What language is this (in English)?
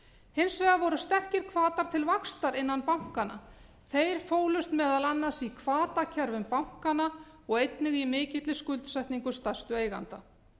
Icelandic